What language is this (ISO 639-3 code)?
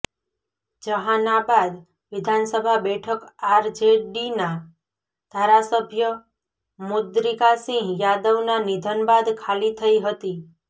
guj